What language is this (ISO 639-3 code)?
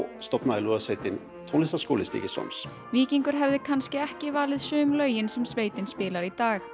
isl